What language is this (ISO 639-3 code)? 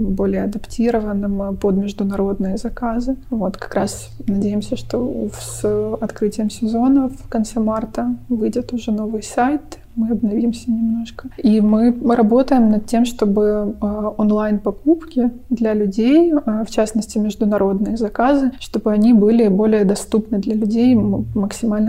rus